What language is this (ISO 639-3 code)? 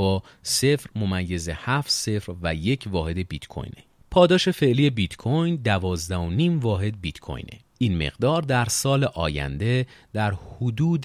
fas